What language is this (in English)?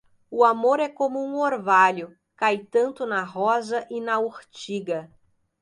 Portuguese